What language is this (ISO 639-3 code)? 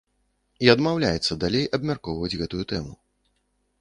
bel